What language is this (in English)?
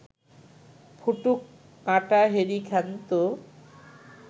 Bangla